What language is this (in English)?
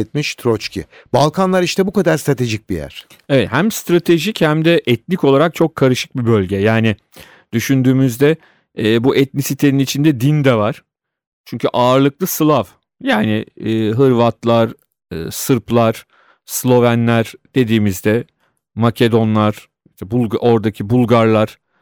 Turkish